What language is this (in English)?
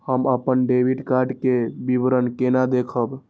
Maithili